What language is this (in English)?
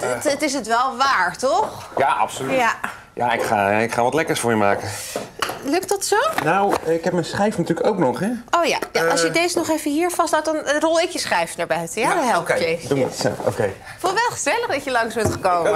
Dutch